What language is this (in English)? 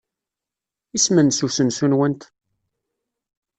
Kabyle